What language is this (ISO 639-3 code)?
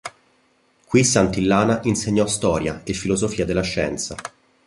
ita